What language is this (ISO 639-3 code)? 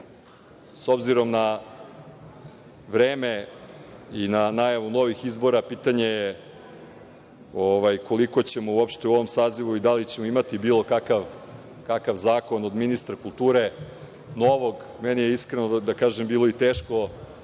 srp